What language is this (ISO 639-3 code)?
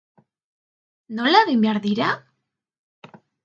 eus